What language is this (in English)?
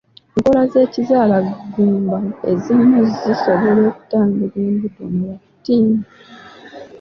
Ganda